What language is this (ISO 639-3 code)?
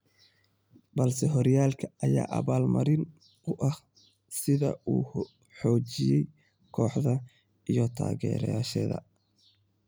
som